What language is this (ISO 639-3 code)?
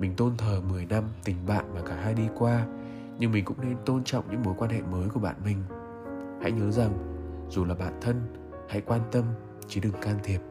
vie